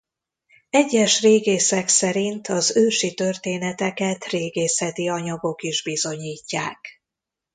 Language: Hungarian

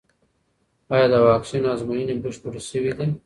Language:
Pashto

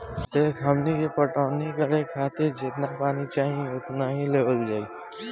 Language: Bhojpuri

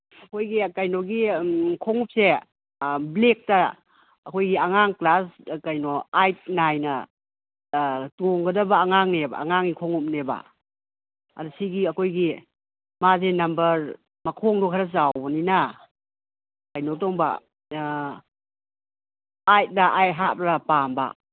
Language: Manipuri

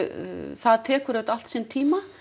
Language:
Icelandic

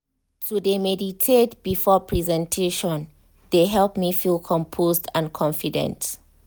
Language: Nigerian Pidgin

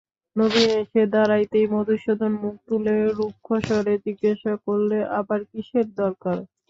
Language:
Bangla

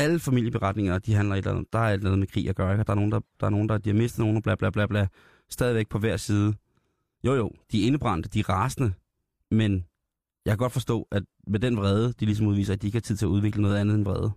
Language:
Danish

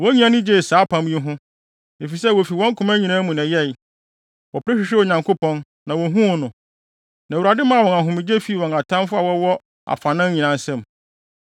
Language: Akan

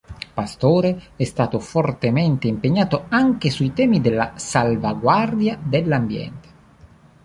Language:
Italian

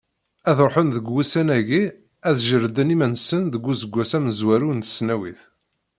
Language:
Kabyle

